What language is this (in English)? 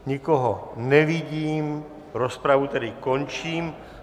Czech